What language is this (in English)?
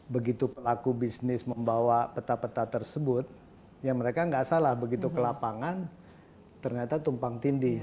Indonesian